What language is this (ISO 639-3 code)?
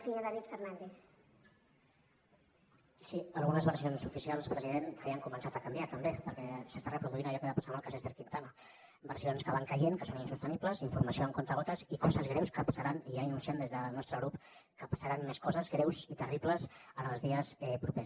cat